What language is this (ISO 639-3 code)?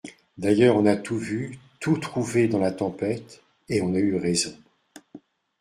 fra